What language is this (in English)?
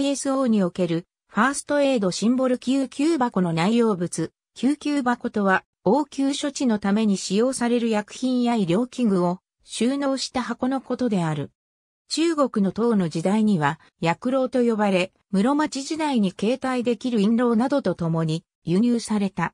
Japanese